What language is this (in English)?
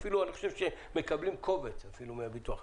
Hebrew